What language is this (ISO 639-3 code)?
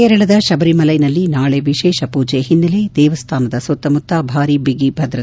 kan